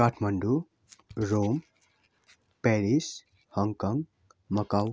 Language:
Nepali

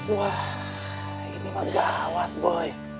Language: Indonesian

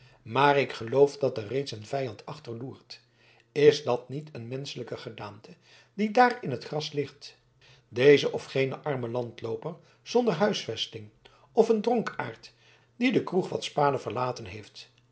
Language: Dutch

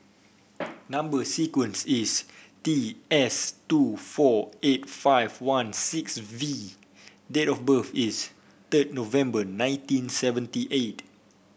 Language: English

